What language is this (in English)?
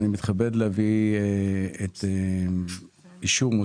Hebrew